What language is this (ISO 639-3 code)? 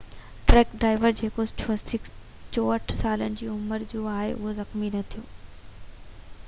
snd